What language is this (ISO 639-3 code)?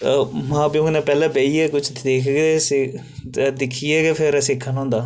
doi